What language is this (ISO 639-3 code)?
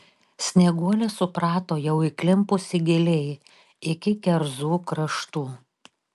lit